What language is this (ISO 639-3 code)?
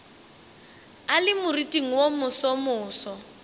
nso